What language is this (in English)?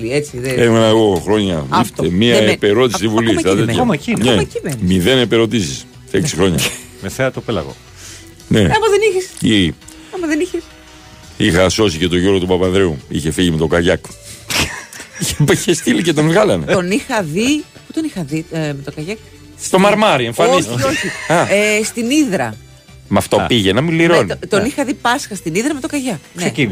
Greek